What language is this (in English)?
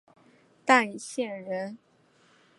Chinese